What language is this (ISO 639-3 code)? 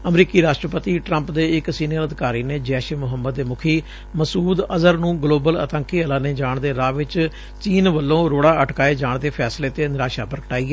pan